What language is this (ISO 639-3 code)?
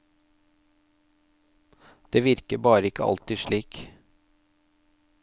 nor